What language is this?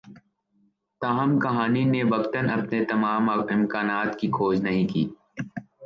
Urdu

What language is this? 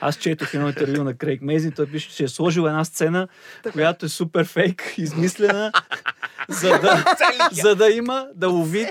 Bulgarian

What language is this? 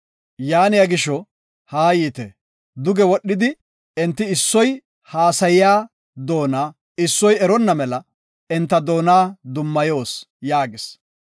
Gofa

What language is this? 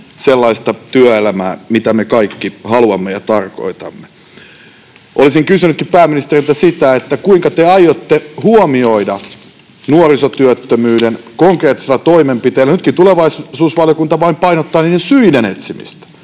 Finnish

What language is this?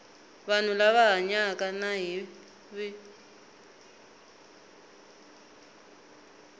Tsonga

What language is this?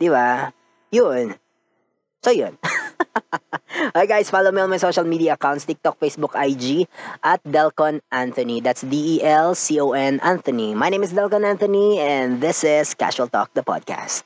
Filipino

